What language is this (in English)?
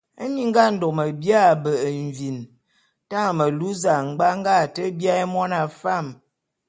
Bulu